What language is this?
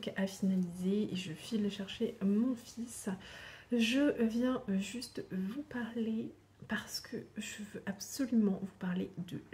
French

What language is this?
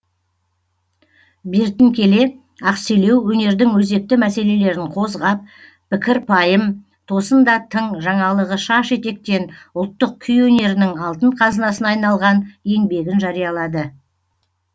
Kazakh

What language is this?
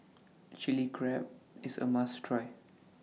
English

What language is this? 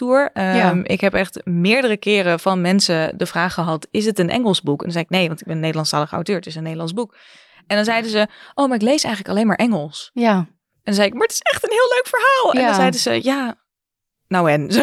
Dutch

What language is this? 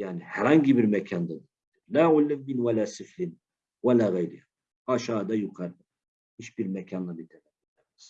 Turkish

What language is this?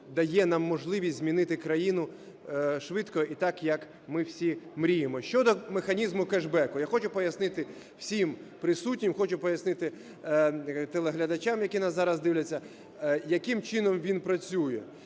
Ukrainian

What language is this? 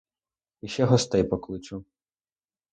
Ukrainian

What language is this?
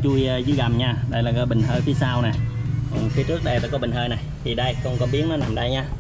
Vietnamese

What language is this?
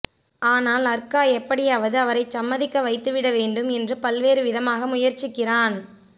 Tamil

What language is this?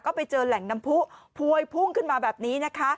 Thai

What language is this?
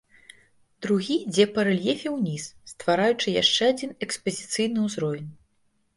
Belarusian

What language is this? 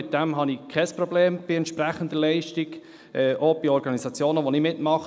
Swiss German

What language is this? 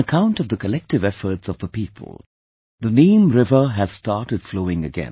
English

